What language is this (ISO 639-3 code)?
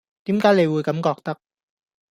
yue